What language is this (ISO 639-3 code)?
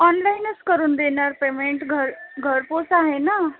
mar